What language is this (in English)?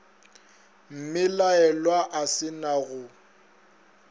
Northern Sotho